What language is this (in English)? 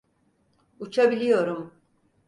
Turkish